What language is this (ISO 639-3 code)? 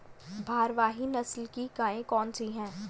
hin